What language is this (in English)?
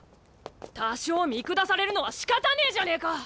Japanese